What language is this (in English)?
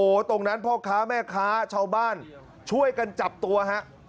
Thai